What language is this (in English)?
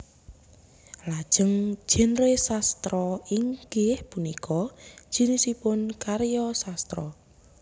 Javanese